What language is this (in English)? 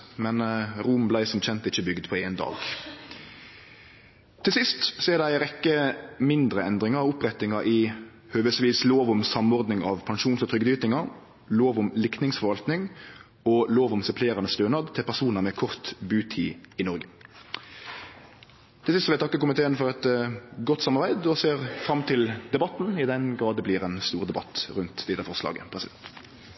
Norwegian Nynorsk